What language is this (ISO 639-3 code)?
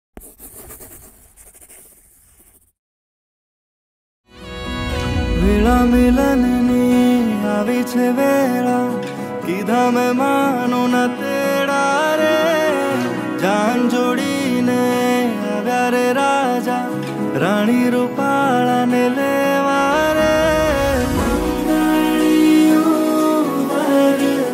ara